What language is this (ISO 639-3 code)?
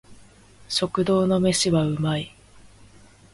jpn